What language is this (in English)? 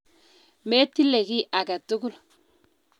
Kalenjin